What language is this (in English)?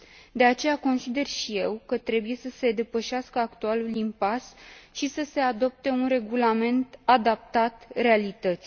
Romanian